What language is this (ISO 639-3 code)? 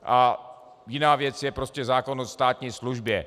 ces